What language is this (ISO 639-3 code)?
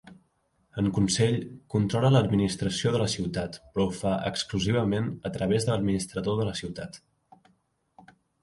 cat